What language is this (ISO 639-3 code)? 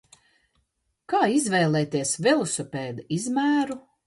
lav